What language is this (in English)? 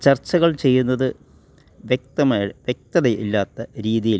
Malayalam